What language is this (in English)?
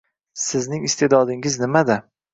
Uzbek